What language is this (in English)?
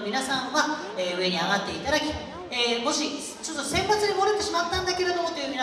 Japanese